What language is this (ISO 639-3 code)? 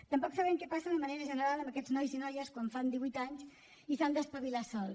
cat